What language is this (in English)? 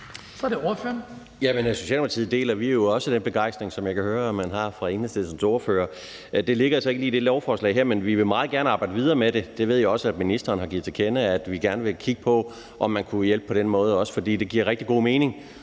Danish